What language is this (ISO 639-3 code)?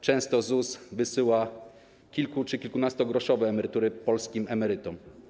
pol